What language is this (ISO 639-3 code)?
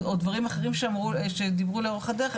heb